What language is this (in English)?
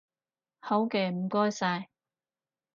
Cantonese